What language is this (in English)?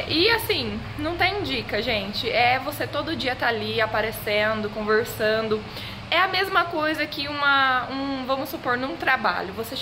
Portuguese